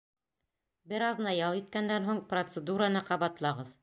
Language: Bashkir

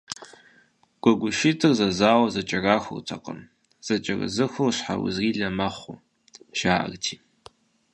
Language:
Kabardian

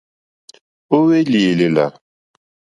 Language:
Mokpwe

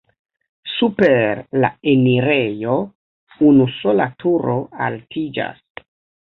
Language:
Esperanto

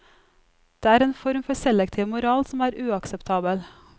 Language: Norwegian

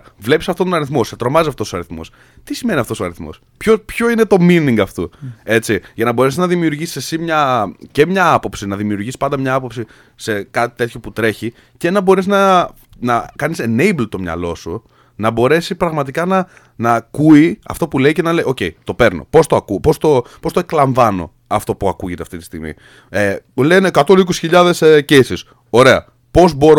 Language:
Greek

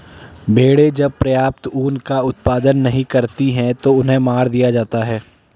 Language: Hindi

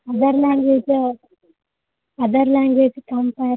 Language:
Sanskrit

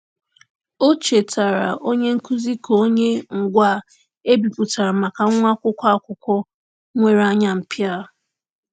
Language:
Igbo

